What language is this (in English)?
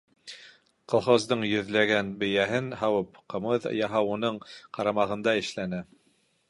Bashkir